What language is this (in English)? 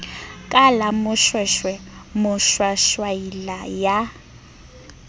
Southern Sotho